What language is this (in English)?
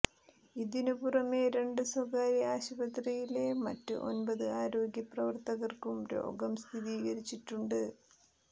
Malayalam